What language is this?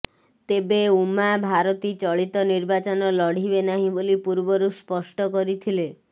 Odia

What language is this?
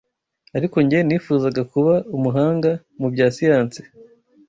Kinyarwanda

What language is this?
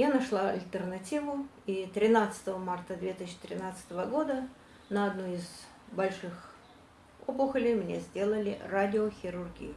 Russian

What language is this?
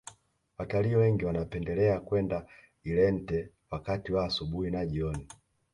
Swahili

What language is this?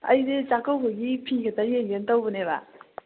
Manipuri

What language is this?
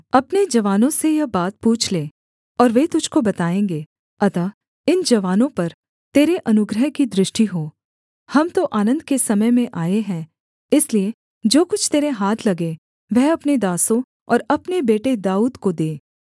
Hindi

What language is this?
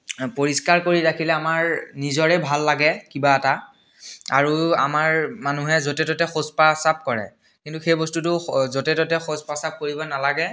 Assamese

